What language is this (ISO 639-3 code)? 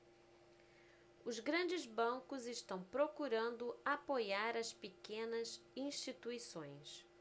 por